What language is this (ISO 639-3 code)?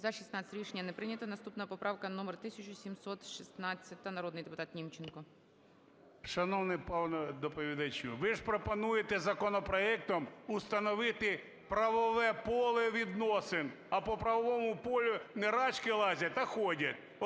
ukr